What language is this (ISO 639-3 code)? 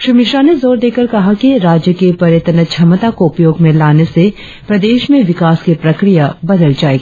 hin